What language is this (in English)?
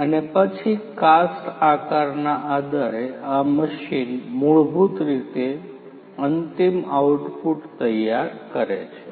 Gujarati